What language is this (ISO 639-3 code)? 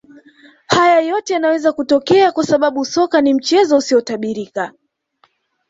swa